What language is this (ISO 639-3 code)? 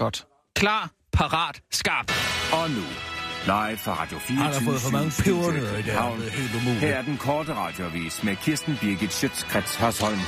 dan